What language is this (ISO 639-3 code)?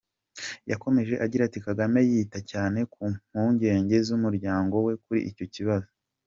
kin